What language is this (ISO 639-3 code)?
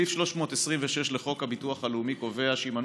heb